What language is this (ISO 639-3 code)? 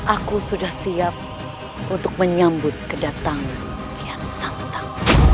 ind